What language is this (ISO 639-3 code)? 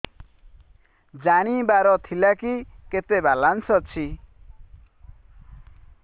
ori